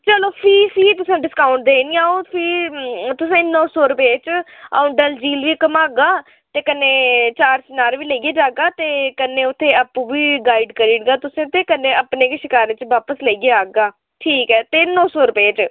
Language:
Dogri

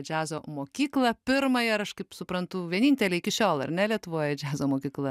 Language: Lithuanian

